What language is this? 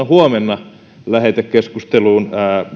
Finnish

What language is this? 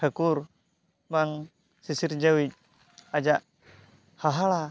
Santali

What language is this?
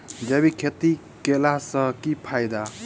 Maithili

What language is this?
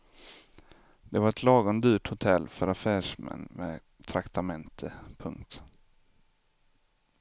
Swedish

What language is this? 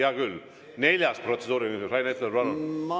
Estonian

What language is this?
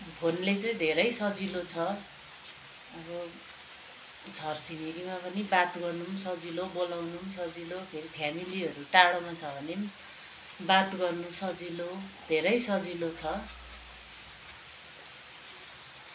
Nepali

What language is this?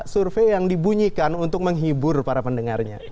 Indonesian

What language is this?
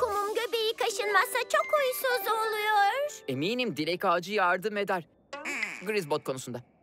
Turkish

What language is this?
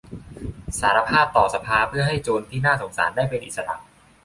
Thai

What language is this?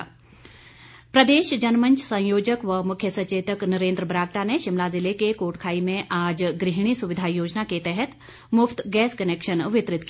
Hindi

